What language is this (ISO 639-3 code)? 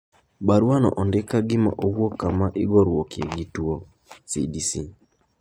luo